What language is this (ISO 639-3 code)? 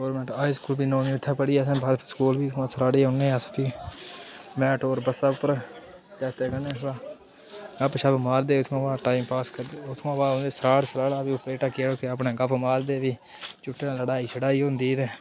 doi